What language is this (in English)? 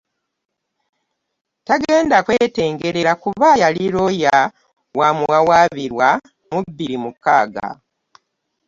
Ganda